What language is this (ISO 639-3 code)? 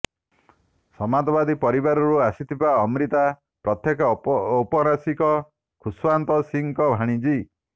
ori